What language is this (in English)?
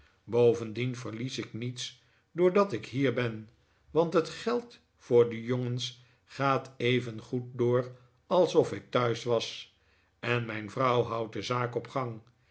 Dutch